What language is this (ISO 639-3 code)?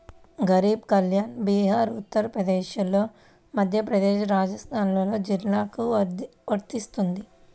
tel